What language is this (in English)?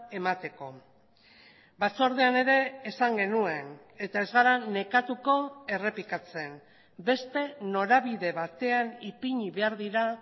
Basque